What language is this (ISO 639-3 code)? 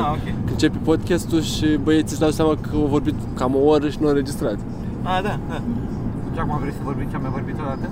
ron